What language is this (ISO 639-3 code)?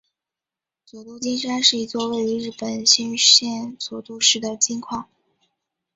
zho